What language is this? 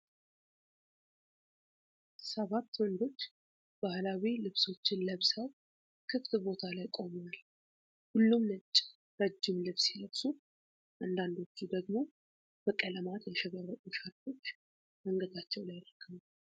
Amharic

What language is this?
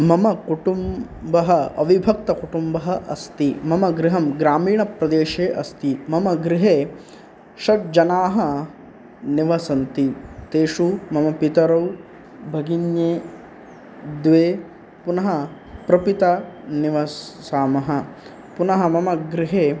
Sanskrit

